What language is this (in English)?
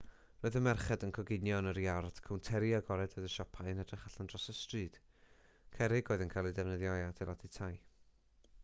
Welsh